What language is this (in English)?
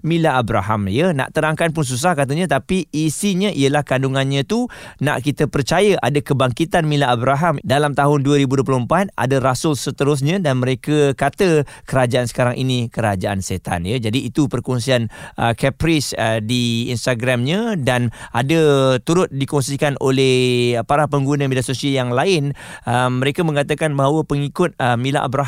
Malay